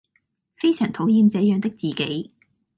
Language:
Cantonese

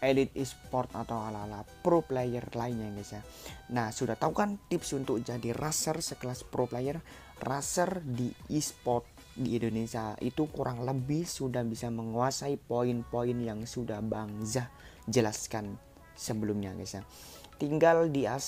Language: Indonesian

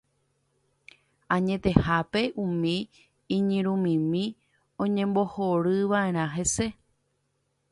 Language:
Guarani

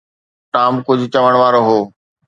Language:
Sindhi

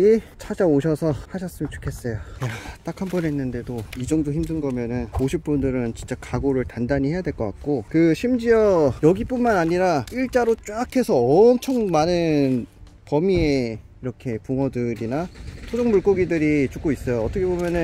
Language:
Korean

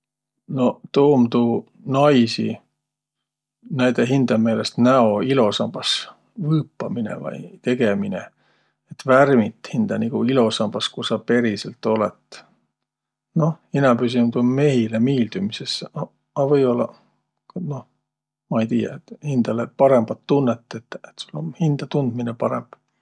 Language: Võro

